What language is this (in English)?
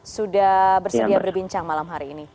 Indonesian